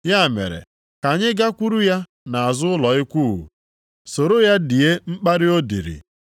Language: Igbo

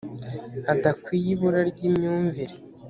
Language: Kinyarwanda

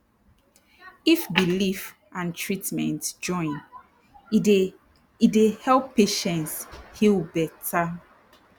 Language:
Nigerian Pidgin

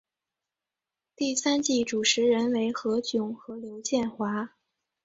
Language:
Chinese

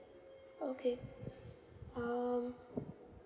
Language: English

